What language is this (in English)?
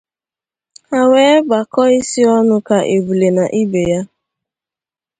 Igbo